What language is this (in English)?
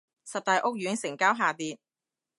Cantonese